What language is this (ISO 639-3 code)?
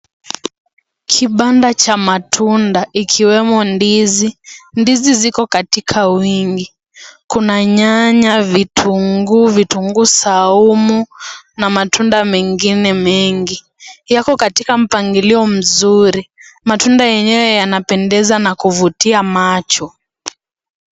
swa